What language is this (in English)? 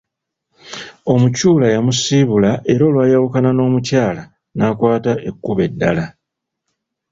Ganda